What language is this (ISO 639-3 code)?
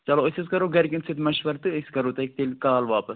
kas